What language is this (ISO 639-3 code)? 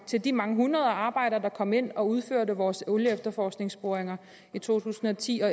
dan